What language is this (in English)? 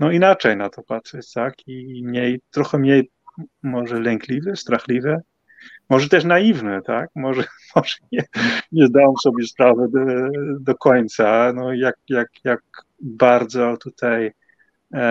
Polish